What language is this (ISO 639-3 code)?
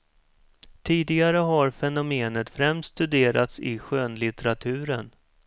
swe